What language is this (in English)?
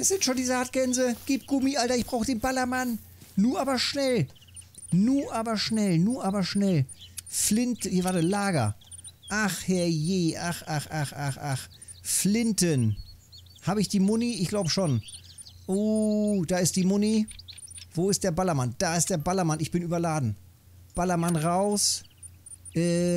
German